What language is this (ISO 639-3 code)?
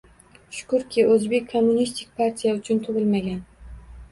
uzb